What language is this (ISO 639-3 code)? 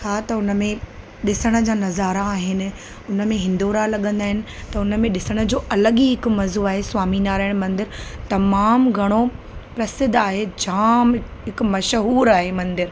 snd